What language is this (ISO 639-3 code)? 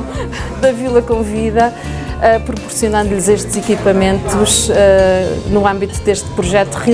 por